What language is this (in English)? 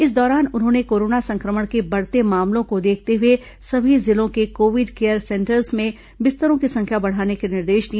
Hindi